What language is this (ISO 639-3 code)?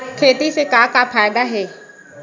hne